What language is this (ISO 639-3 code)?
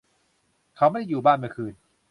tha